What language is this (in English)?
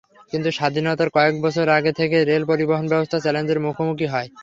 Bangla